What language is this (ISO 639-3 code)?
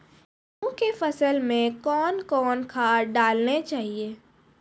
mai